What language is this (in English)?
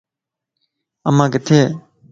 Lasi